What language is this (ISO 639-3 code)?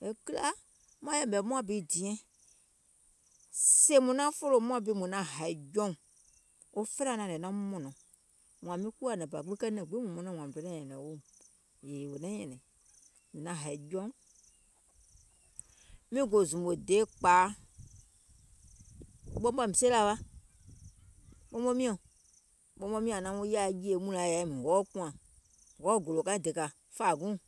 gol